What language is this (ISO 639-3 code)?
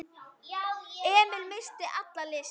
isl